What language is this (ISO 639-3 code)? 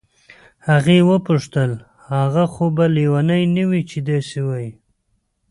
pus